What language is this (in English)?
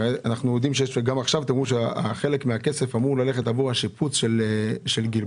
Hebrew